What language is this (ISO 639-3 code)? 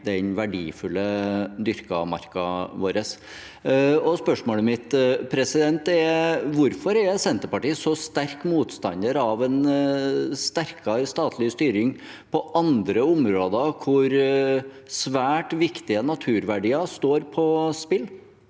nor